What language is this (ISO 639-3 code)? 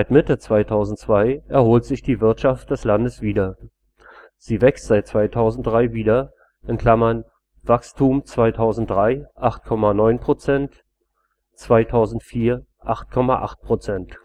deu